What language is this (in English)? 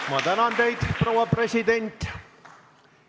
Estonian